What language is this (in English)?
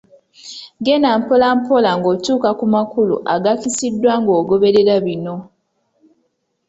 Ganda